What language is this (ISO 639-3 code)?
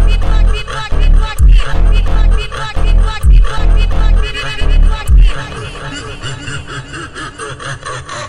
por